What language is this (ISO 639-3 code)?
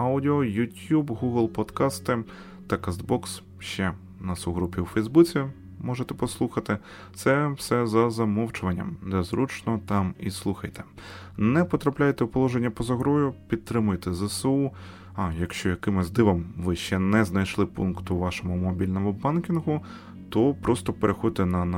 ukr